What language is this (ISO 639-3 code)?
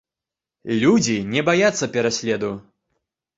bel